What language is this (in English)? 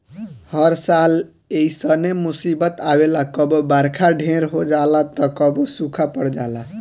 Bhojpuri